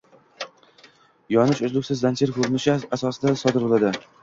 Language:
Uzbek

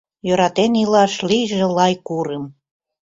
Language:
Mari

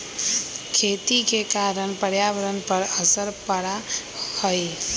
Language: Magahi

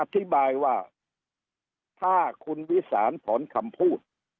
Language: Thai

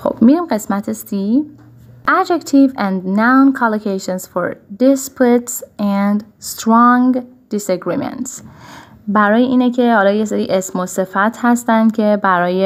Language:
Persian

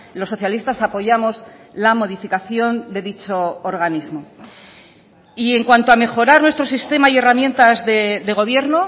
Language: Spanish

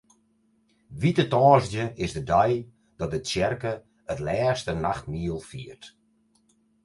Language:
Western Frisian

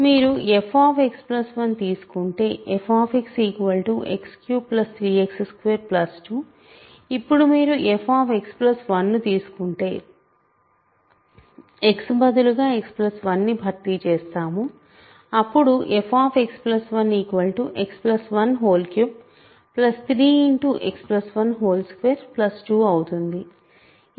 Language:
Telugu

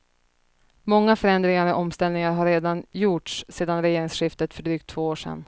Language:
Swedish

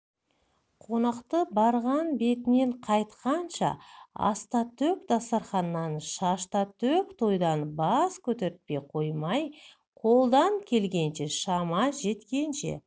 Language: Kazakh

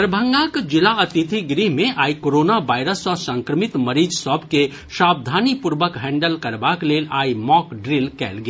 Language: Maithili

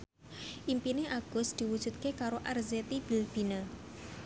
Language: Javanese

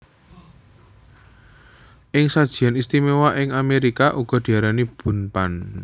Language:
Javanese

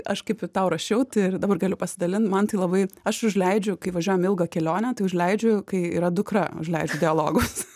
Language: Lithuanian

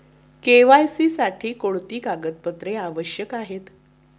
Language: Marathi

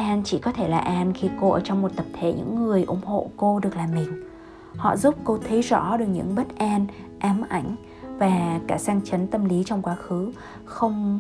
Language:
Vietnamese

